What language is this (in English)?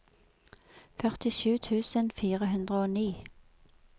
Norwegian